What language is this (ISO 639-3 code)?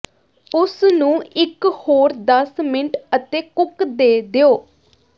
pan